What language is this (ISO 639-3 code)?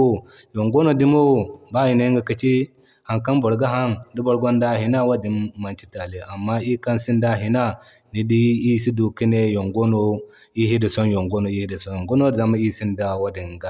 dje